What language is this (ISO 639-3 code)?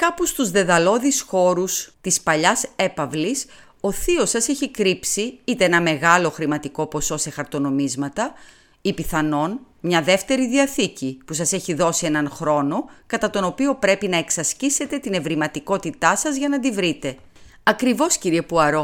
ell